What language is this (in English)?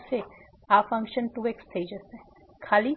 Gujarati